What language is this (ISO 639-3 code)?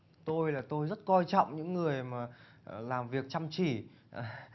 vie